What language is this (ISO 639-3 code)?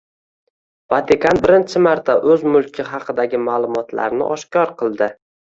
uzb